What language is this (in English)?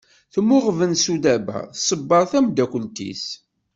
Kabyle